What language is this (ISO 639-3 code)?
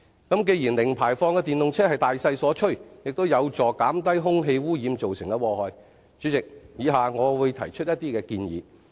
yue